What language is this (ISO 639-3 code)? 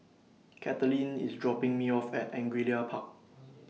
eng